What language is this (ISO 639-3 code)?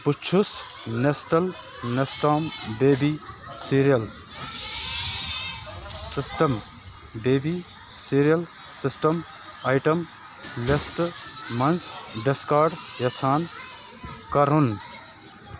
kas